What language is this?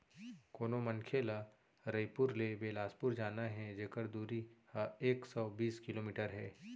Chhattisgarhi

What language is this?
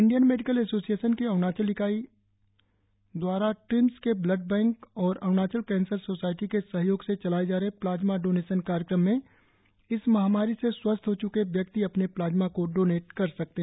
Hindi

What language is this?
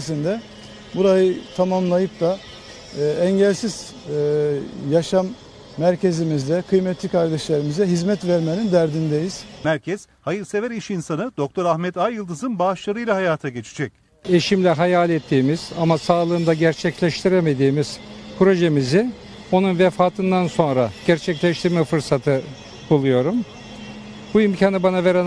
Turkish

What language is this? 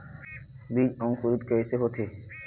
Chhattisgarhi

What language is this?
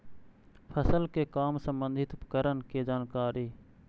Magahi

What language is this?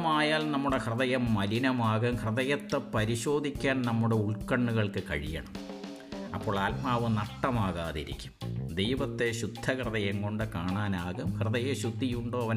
Malayalam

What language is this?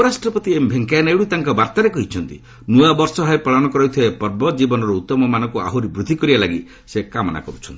Odia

